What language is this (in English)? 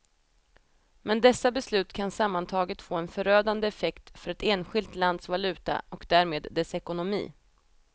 Swedish